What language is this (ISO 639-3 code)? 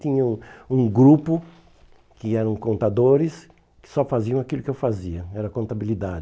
por